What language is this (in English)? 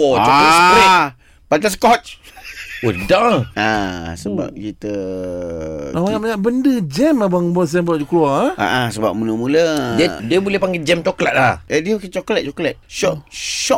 Malay